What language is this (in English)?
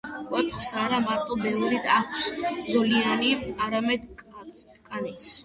Georgian